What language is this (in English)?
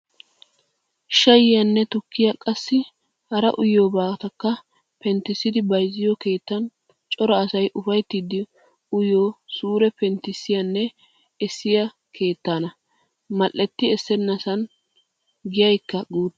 Wolaytta